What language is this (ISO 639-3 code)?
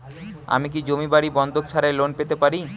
ben